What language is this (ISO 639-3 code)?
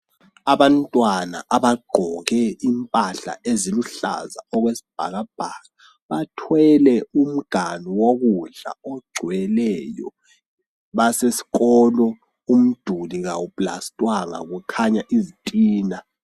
nde